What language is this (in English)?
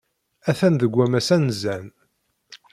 Kabyle